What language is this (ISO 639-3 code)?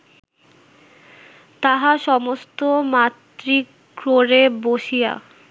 ben